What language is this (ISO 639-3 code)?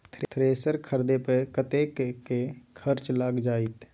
mai